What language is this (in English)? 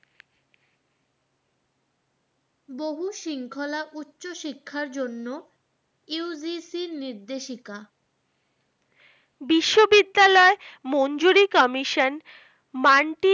Bangla